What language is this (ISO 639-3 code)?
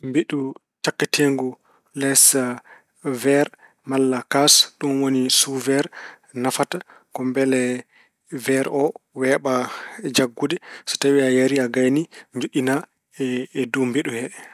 ful